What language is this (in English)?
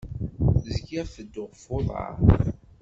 Kabyle